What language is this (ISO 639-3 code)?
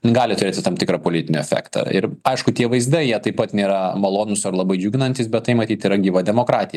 lit